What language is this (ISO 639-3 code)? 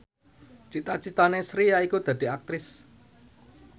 jav